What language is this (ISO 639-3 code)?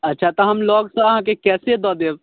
mai